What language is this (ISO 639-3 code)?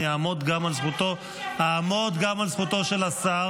heb